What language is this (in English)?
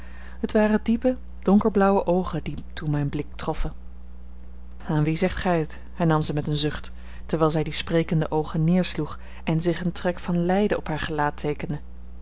Dutch